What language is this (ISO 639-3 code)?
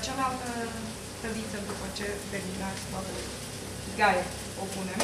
ron